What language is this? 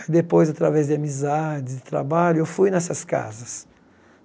Portuguese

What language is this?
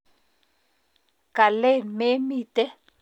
Kalenjin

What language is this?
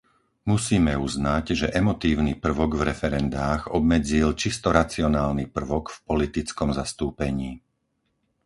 Slovak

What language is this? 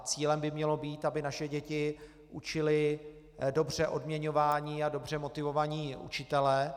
Czech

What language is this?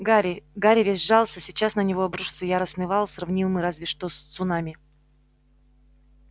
Russian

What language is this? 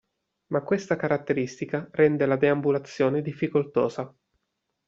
Italian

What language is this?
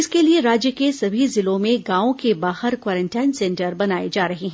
Hindi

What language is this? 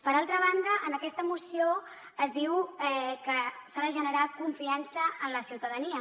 Catalan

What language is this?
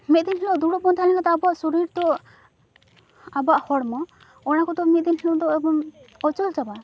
Santali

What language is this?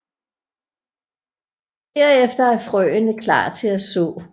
Danish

